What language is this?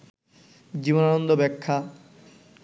Bangla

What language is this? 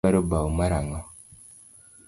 Luo (Kenya and Tanzania)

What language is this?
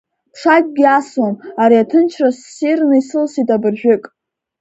Abkhazian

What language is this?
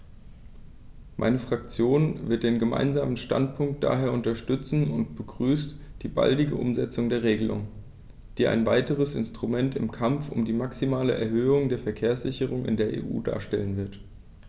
German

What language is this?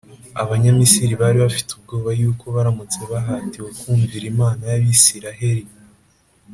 Kinyarwanda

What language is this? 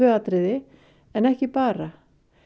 Icelandic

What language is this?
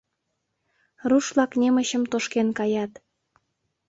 Mari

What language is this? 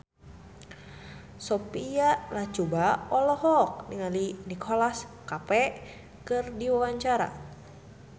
Sundanese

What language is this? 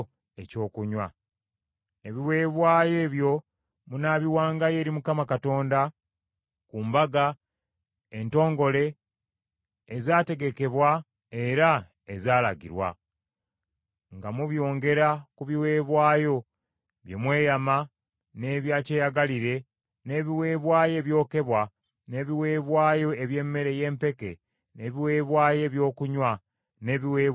Ganda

